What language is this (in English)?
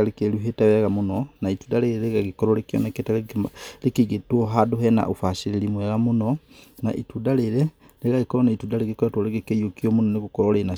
Kikuyu